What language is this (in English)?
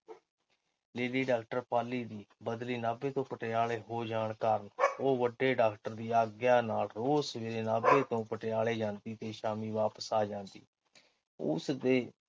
Punjabi